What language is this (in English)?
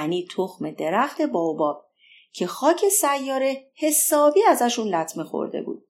Persian